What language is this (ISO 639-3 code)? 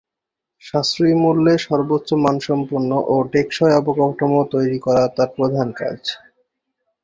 ben